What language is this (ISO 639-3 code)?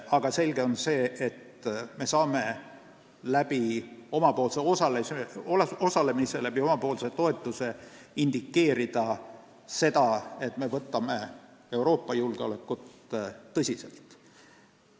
est